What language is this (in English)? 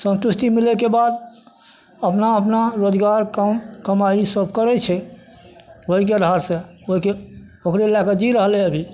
Maithili